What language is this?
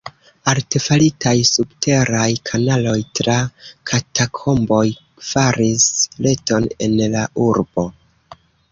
Esperanto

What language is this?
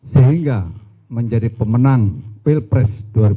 Indonesian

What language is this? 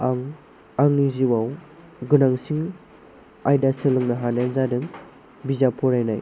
Bodo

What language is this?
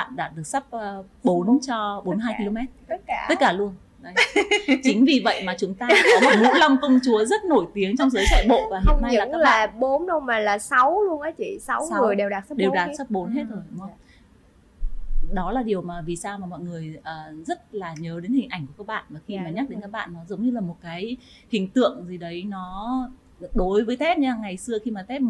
Vietnamese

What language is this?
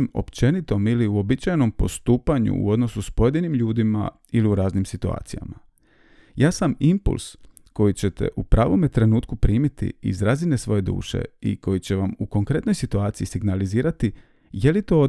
Croatian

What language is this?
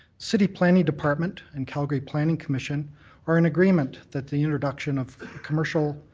English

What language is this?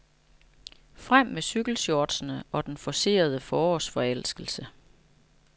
Danish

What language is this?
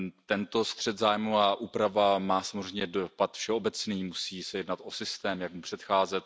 Czech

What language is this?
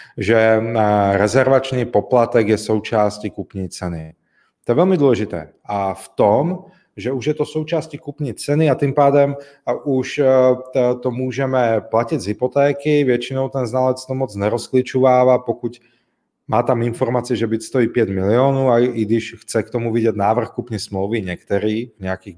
Czech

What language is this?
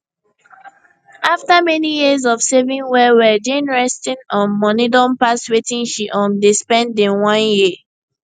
Nigerian Pidgin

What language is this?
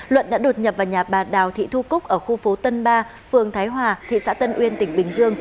Vietnamese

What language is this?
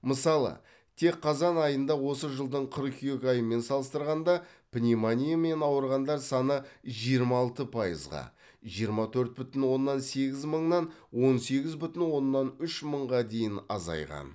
Kazakh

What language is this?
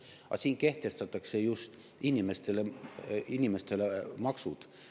Estonian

